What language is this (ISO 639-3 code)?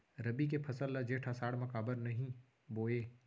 hne